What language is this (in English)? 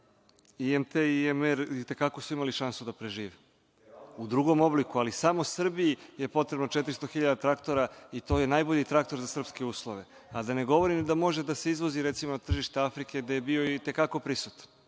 Serbian